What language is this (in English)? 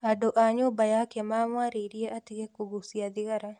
Kikuyu